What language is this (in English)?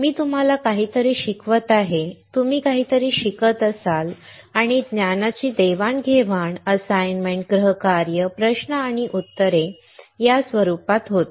Marathi